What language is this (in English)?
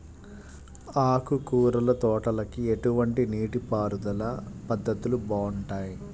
Telugu